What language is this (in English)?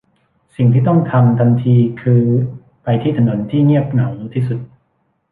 Thai